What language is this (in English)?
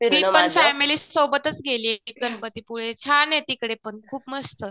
Marathi